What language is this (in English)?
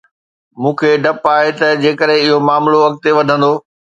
Sindhi